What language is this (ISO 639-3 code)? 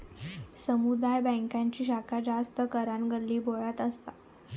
mar